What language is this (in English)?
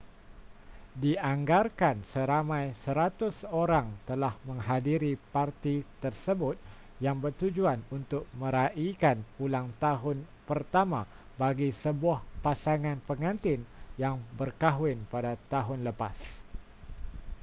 Malay